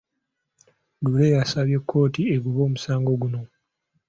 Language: Ganda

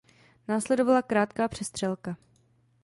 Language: Czech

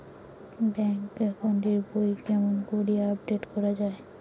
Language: Bangla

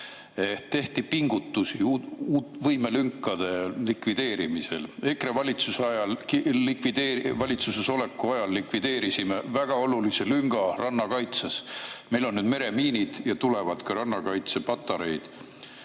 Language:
Estonian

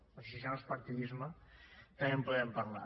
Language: Catalan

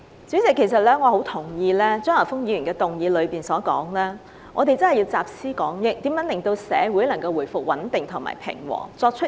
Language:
Cantonese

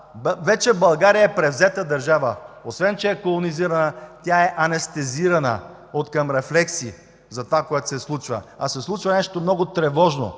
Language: Bulgarian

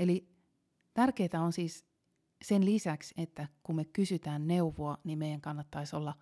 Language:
Finnish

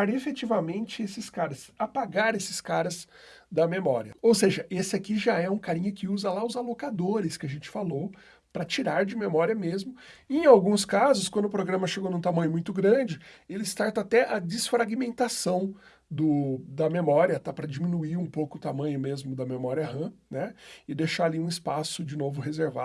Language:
Portuguese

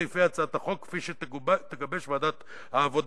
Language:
Hebrew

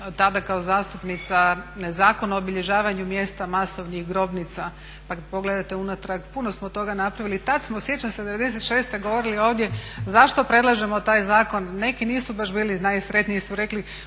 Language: Croatian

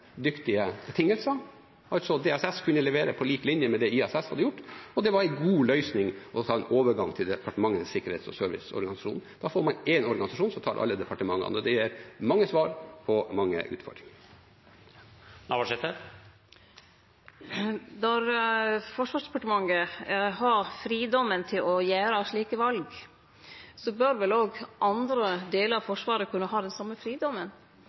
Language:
Norwegian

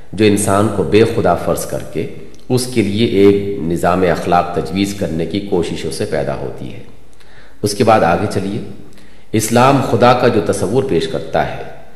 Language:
Urdu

